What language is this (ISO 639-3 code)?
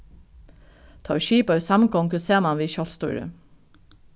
fao